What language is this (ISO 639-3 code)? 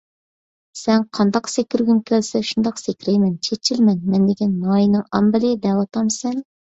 uig